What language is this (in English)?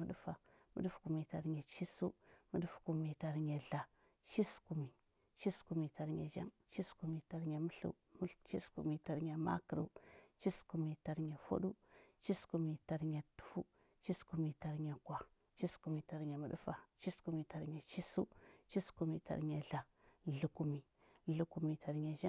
Huba